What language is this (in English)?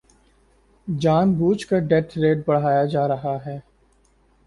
Urdu